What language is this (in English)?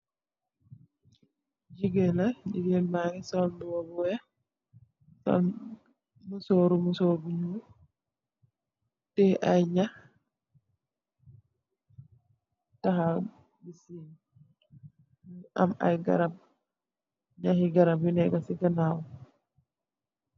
Wolof